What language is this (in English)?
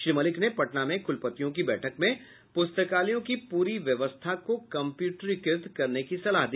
Hindi